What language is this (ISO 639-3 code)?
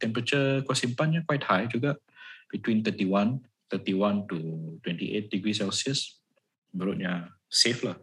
msa